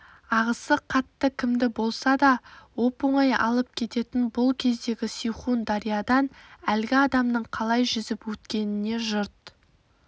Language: Kazakh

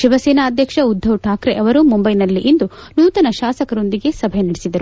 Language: Kannada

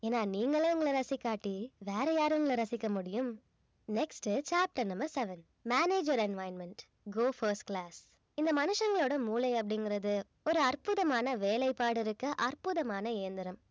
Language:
Tamil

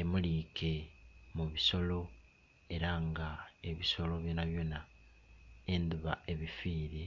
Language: Soga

